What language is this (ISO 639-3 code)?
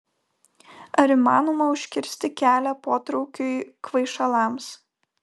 lit